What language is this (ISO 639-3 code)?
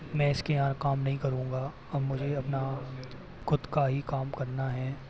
hin